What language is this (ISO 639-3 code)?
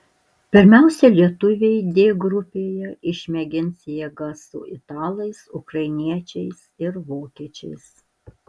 lit